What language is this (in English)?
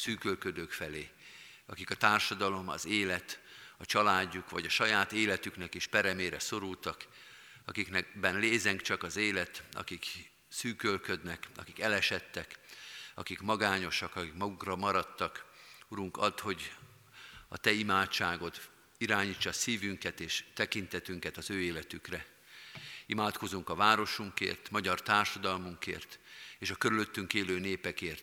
Hungarian